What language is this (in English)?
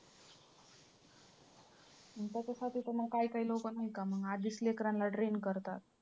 Marathi